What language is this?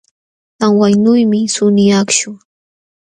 Jauja Wanca Quechua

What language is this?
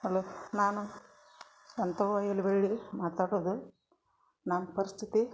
Kannada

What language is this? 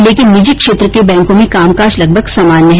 Hindi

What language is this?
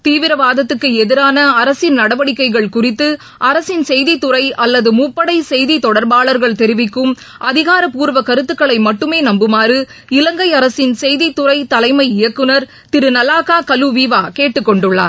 Tamil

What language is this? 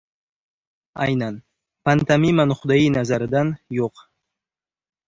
Uzbek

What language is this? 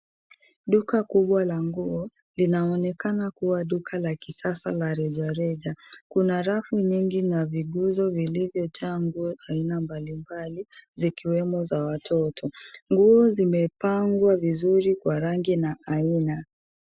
Swahili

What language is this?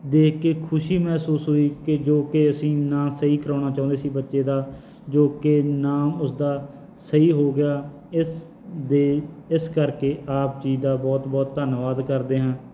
Punjabi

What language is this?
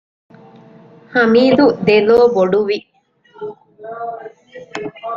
Divehi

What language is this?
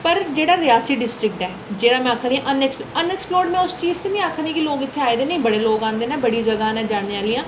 Dogri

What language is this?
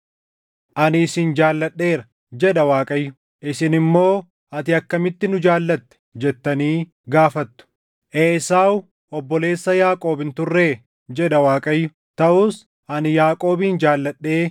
Oromo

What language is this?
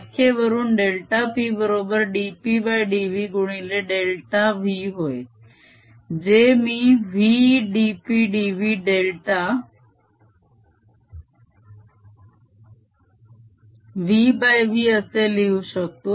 Marathi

